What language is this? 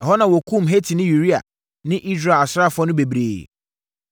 Akan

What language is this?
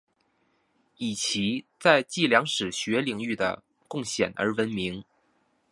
Chinese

